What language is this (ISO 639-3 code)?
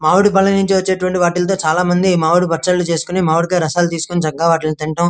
tel